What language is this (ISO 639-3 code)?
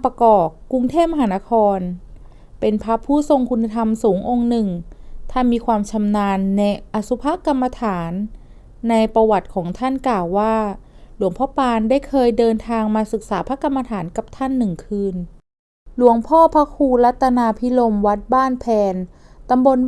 tha